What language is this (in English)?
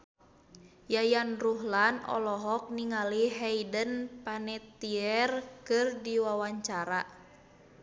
Sundanese